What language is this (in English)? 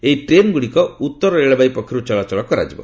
Odia